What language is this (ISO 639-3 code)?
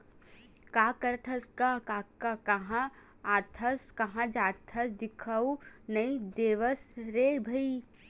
hne